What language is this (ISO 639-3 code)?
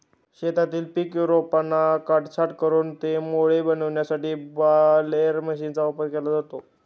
mar